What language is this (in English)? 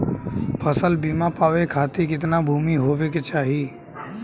Bhojpuri